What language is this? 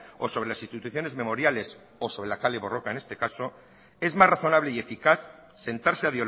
Spanish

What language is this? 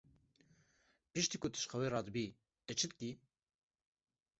Kurdish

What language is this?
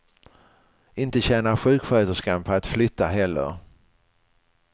Swedish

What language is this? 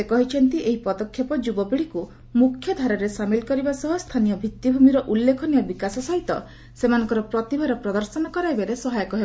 Odia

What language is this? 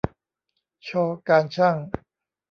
Thai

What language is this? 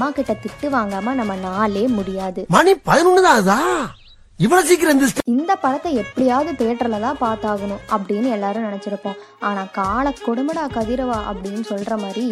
Tamil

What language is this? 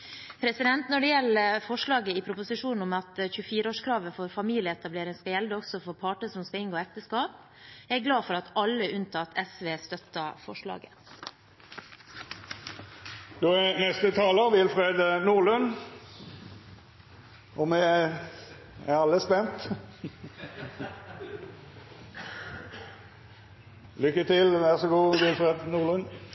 Norwegian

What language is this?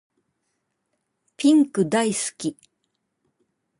Japanese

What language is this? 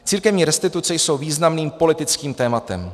Czech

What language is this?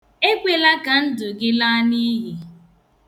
Igbo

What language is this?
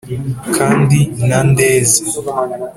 Kinyarwanda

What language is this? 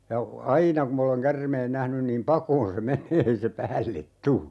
Finnish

